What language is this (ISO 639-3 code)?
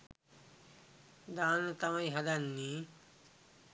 sin